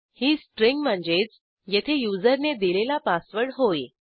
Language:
Marathi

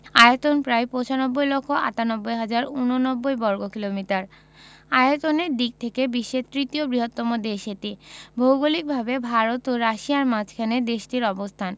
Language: Bangla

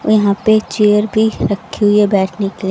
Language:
Hindi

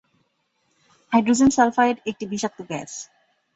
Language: Bangla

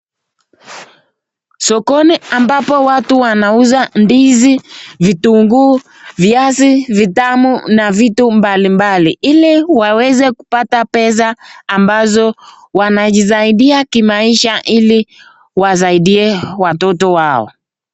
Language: Swahili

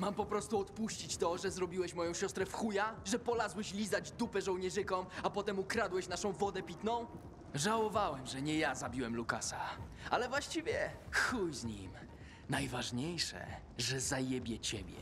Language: Polish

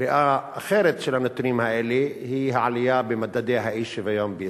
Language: Hebrew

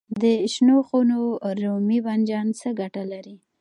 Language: Pashto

